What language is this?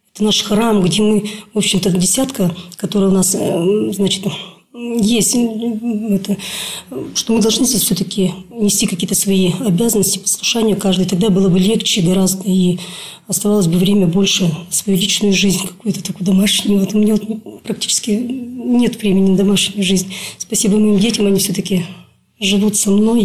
Russian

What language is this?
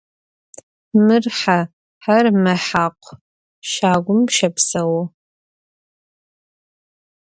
Adyghe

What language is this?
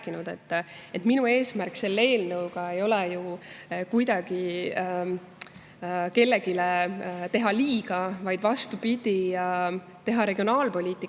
Estonian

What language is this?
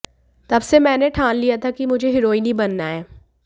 Hindi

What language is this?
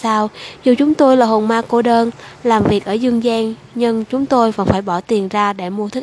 Vietnamese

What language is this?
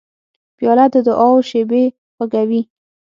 Pashto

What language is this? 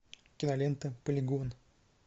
Russian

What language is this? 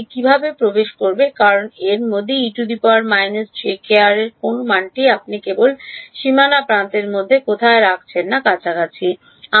Bangla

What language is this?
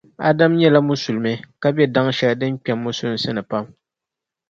Dagbani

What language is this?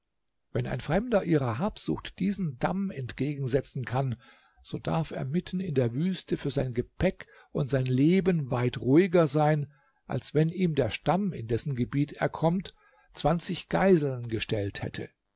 German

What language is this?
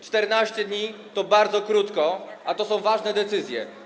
Polish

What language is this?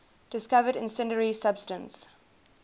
English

